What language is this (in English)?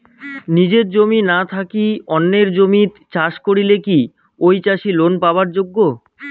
Bangla